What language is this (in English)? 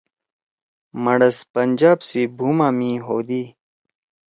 Torwali